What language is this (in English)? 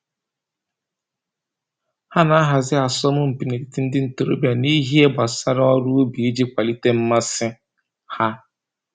Igbo